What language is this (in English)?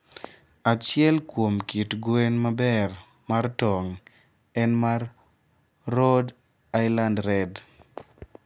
Luo (Kenya and Tanzania)